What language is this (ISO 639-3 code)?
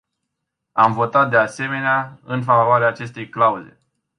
ron